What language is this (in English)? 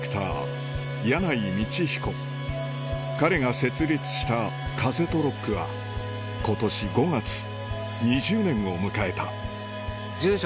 Japanese